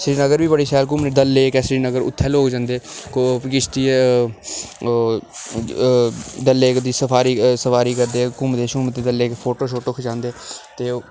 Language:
Dogri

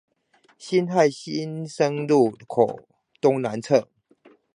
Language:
Chinese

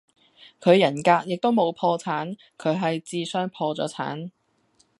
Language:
Cantonese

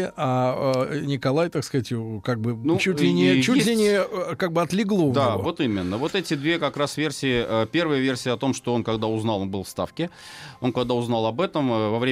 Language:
Russian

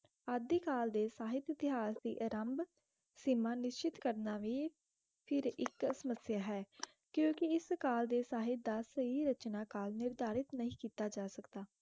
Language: Punjabi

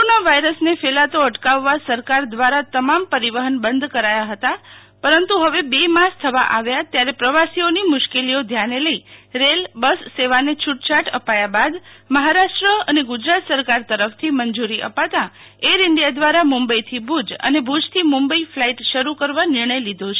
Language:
Gujarati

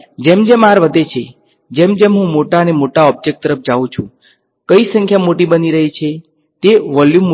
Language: Gujarati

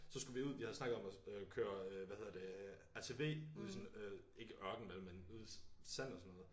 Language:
Danish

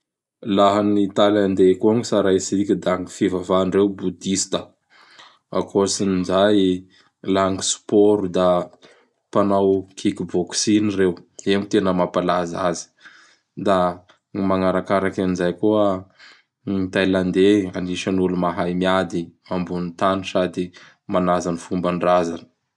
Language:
Bara Malagasy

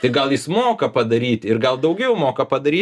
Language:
Lithuanian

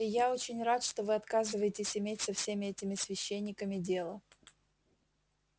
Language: Russian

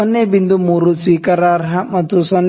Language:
Kannada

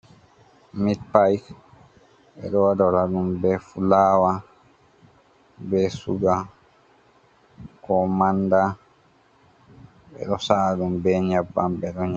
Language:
Fula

